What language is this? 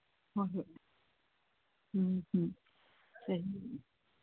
Manipuri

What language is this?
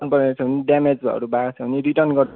Nepali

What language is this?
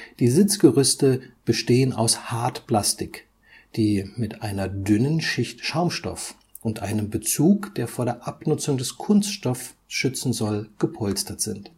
German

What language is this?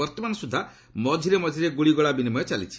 Odia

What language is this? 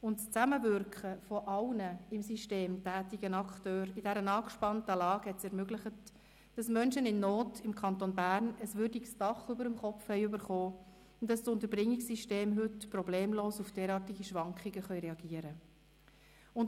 Swiss German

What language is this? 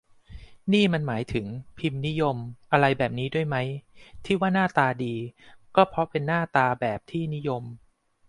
Thai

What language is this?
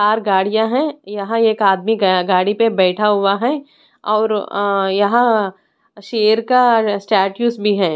Hindi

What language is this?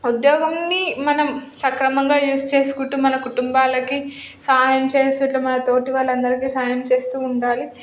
Telugu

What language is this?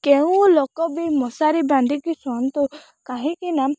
Odia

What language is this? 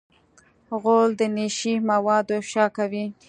Pashto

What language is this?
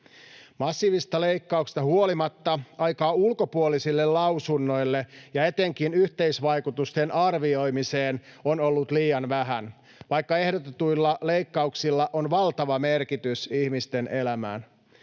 Finnish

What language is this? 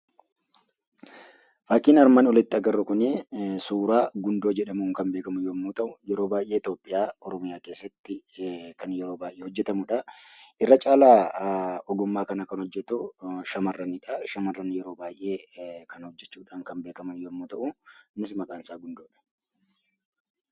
Oromo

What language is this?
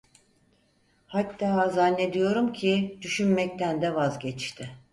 Turkish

